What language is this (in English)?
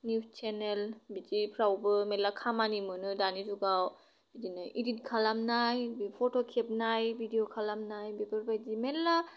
Bodo